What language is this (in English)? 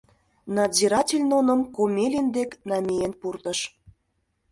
Mari